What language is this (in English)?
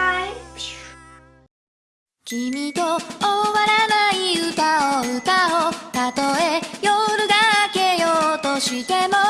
Japanese